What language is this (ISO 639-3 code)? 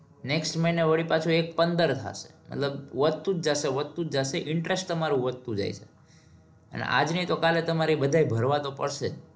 guj